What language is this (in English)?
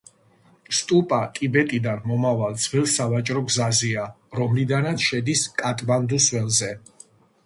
Georgian